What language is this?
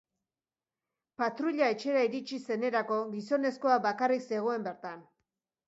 Basque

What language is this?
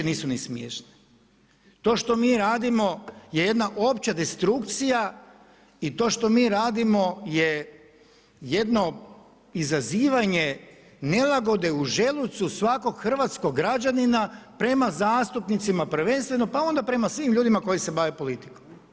Croatian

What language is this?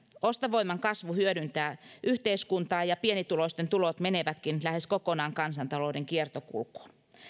Finnish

